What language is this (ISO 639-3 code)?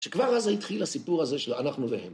heb